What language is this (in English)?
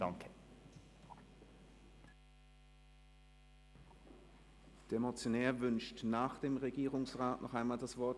Swiss German